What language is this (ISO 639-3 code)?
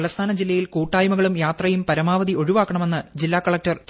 mal